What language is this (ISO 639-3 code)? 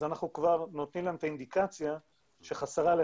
heb